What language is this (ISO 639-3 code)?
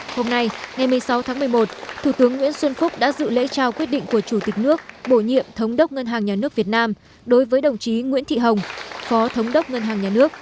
vie